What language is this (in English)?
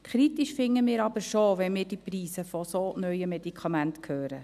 Swiss German